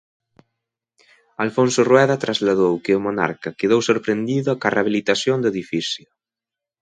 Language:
Galician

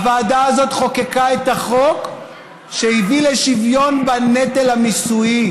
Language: Hebrew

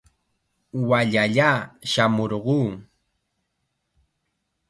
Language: Chiquián Ancash Quechua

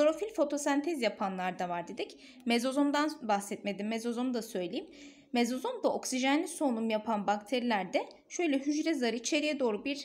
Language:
Turkish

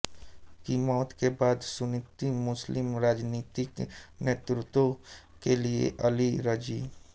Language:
Hindi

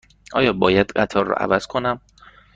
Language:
Persian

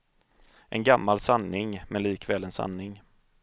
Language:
Swedish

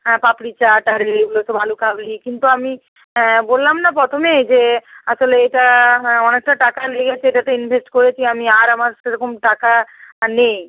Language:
Bangla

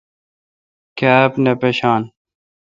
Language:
Kalkoti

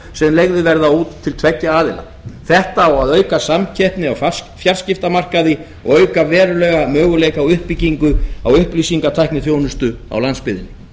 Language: Icelandic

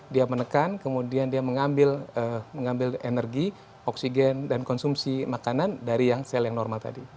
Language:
Indonesian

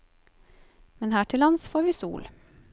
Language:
Norwegian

